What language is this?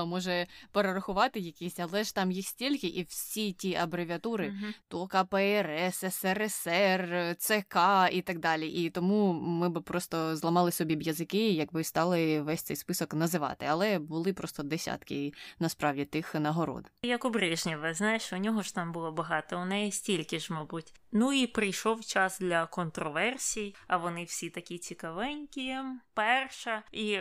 Ukrainian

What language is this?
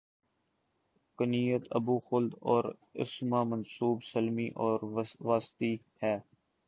Urdu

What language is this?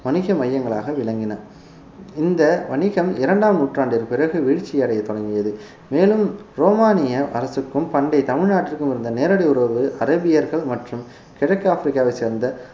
Tamil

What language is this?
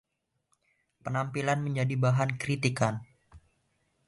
Indonesian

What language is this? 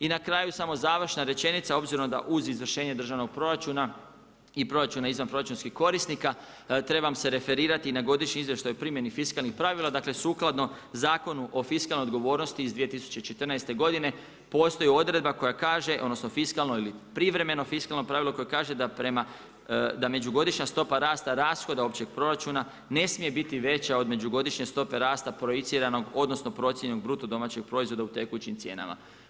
Croatian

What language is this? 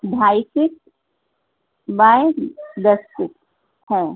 Urdu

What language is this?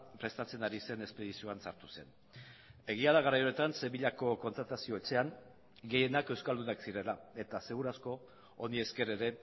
Basque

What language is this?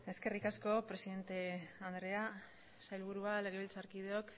Basque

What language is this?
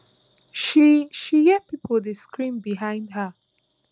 Nigerian Pidgin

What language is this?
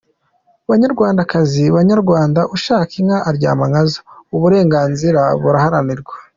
Kinyarwanda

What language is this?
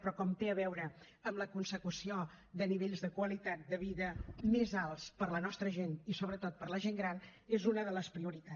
Catalan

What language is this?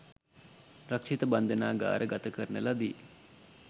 Sinhala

